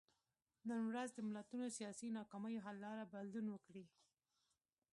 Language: Pashto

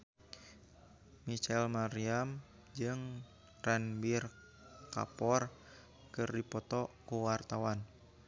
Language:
Sundanese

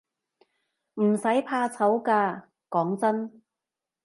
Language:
Cantonese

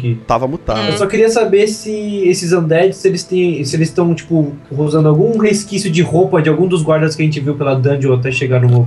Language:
Portuguese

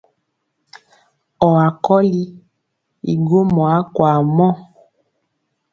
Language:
Mpiemo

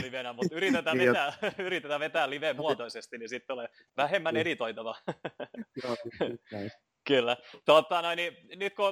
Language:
Finnish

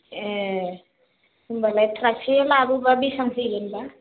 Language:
Bodo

